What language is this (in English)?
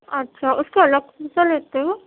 Urdu